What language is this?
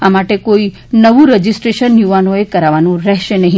Gujarati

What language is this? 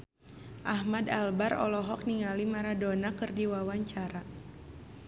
Sundanese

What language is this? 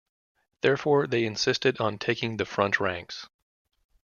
English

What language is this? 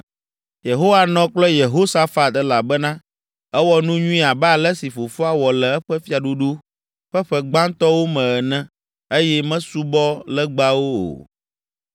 Ewe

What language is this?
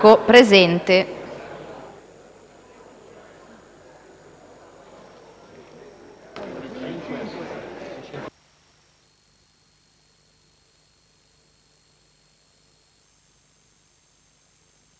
Italian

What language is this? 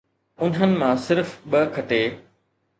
Sindhi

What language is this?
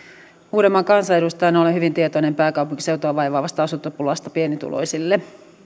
Finnish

